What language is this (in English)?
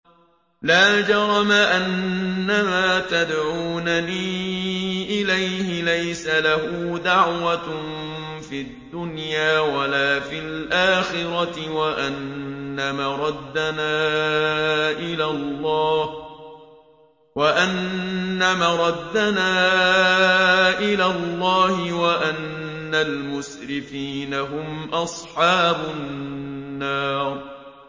Arabic